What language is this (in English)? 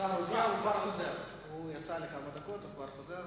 Hebrew